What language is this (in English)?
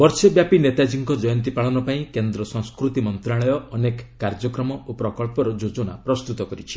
Odia